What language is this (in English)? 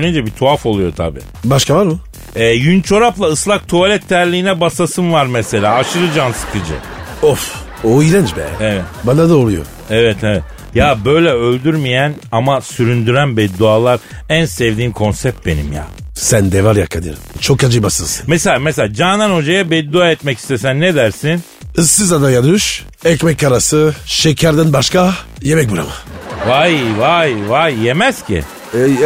Turkish